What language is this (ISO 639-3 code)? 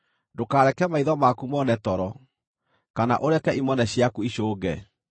kik